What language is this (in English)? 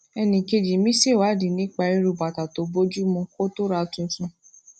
Yoruba